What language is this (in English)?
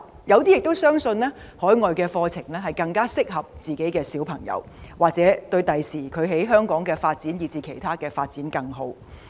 Cantonese